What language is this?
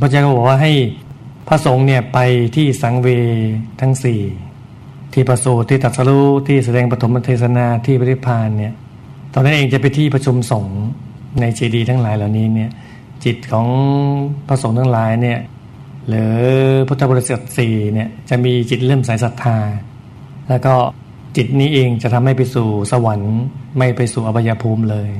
Thai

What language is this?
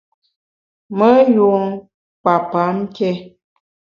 Bamun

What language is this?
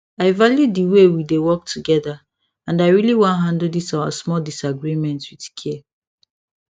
Nigerian Pidgin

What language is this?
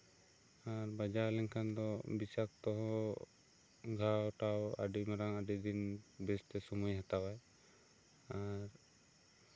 Santali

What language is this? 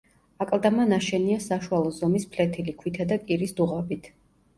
Georgian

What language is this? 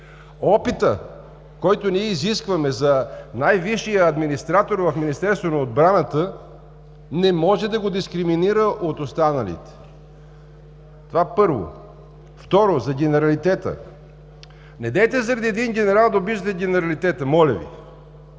Bulgarian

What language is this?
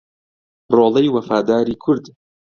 Central Kurdish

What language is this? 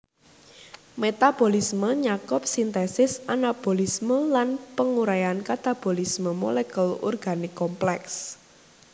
Javanese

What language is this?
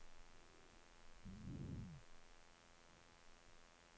Norwegian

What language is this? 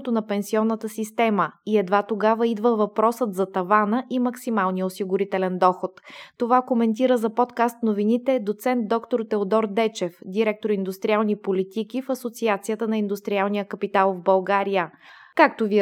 Bulgarian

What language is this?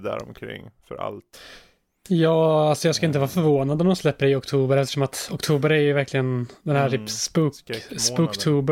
Swedish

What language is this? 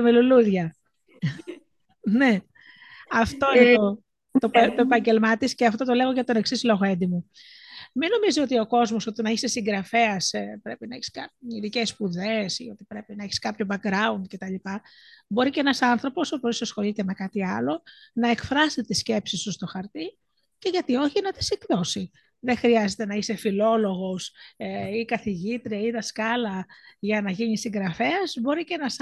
Greek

